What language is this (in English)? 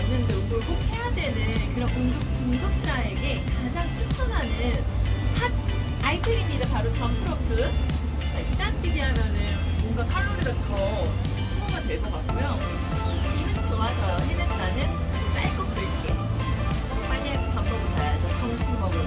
Korean